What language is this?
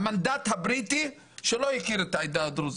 Hebrew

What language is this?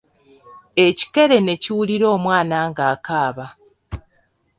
Ganda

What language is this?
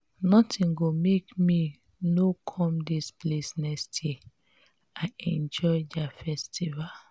Nigerian Pidgin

